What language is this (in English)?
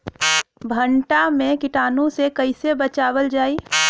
Bhojpuri